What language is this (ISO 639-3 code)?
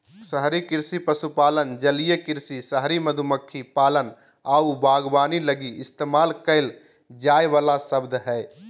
mag